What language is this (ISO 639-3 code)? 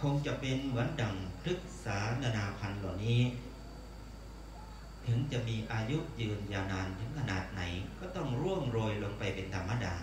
tha